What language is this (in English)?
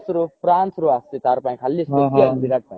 Odia